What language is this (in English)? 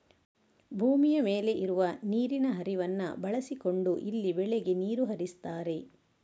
Kannada